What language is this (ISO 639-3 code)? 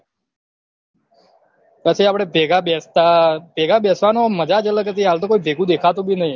guj